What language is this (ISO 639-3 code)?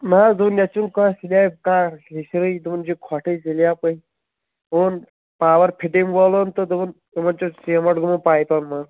kas